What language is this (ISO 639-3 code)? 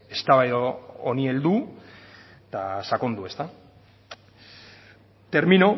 eus